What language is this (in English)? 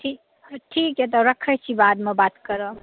Maithili